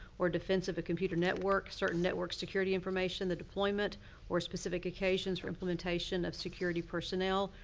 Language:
English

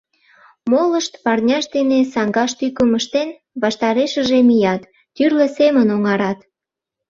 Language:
Mari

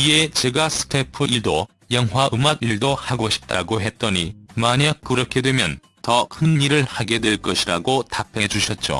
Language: Korean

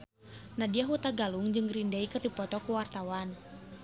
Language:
Sundanese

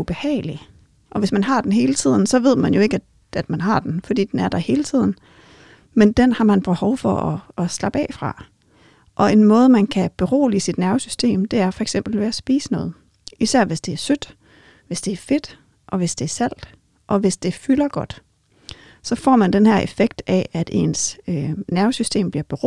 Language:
Danish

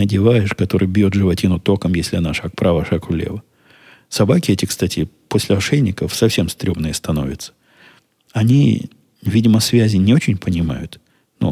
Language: Russian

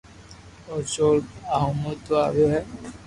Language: Loarki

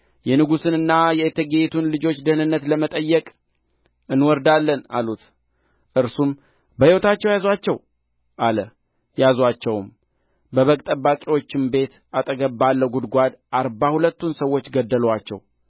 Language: Amharic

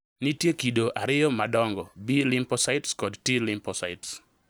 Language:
Luo (Kenya and Tanzania)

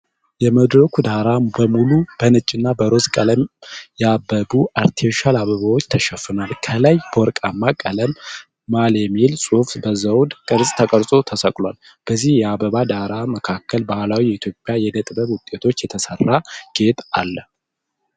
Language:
Amharic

